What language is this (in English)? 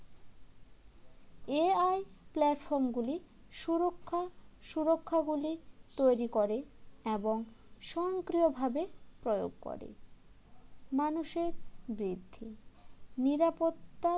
Bangla